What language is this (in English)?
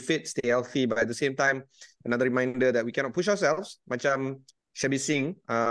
Malay